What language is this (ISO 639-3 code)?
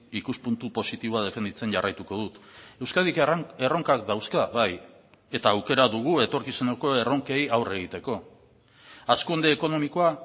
eus